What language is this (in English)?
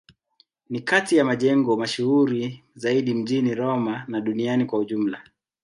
Swahili